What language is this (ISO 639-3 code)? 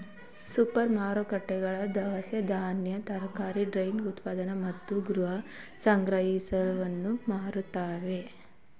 kan